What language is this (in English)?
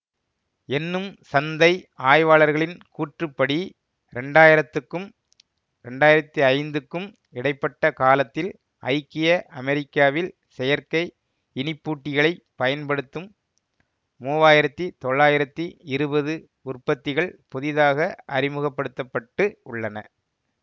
Tamil